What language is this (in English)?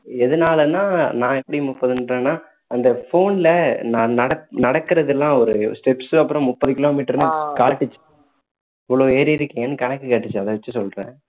Tamil